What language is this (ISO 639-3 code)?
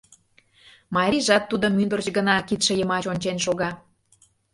chm